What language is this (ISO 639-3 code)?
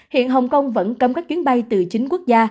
vie